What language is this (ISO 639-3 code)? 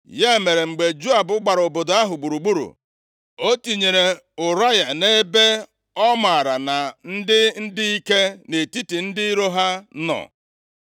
ibo